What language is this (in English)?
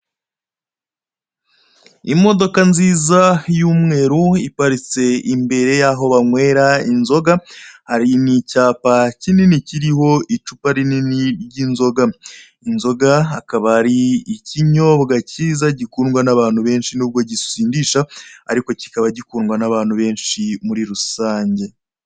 Kinyarwanda